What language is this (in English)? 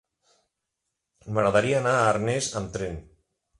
Catalan